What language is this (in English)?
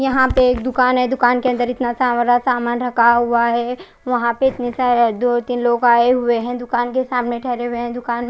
Hindi